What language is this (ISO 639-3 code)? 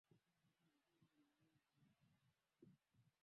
swa